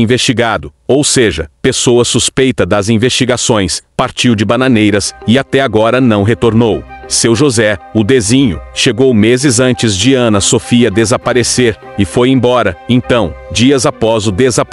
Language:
Portuguese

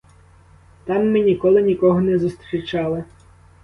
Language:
Ukrainian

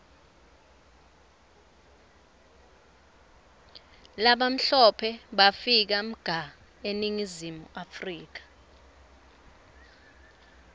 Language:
Swati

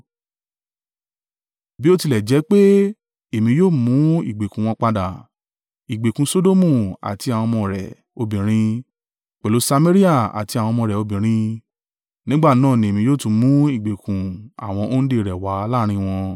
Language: Yoruba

